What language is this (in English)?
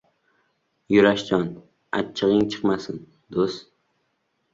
Uzbek